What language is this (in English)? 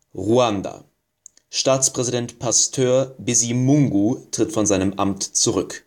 German